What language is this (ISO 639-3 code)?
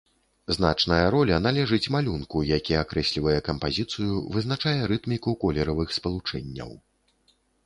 bel